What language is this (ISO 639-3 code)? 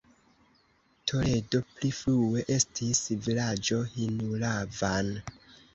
epo